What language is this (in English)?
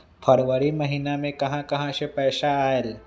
Magahi